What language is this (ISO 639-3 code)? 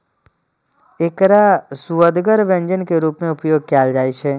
mai